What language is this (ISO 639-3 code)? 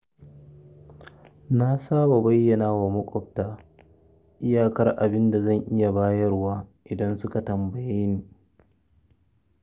hau